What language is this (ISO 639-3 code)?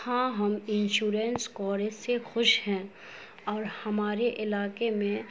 urd